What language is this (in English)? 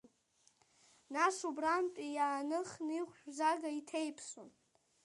Abkhazian